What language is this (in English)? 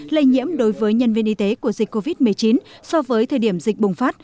Vietnamese